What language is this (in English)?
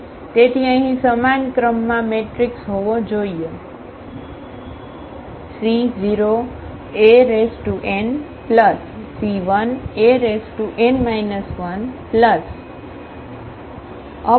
Gujarati